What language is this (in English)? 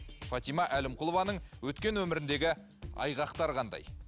Kazakh